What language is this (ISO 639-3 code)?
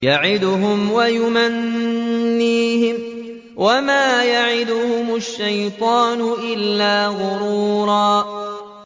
ara